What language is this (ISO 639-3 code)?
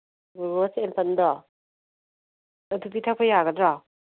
mni